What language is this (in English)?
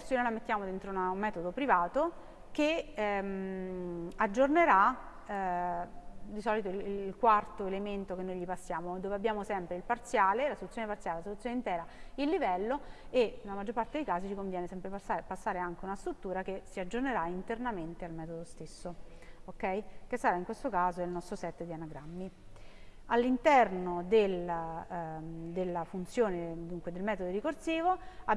Italian